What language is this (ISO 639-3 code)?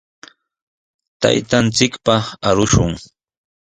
qws